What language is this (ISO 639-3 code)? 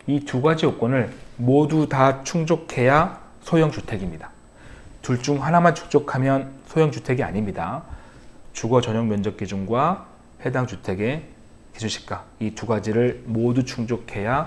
kor